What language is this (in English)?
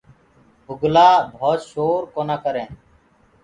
Gurgula